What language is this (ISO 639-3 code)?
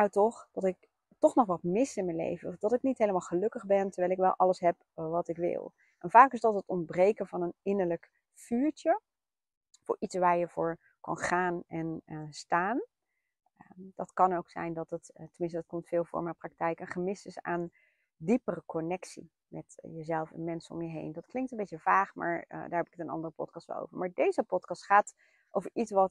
nld